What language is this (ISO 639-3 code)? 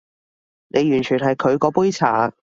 yue